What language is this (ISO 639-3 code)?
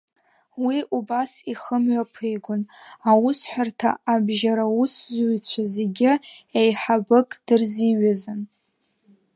abk